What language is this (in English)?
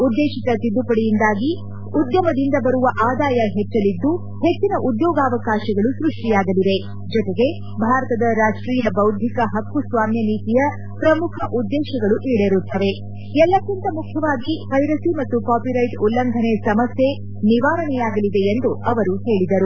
Kannada